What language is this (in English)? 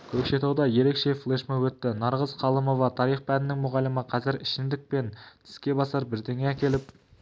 Kazakh